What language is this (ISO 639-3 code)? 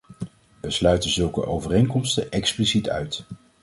nld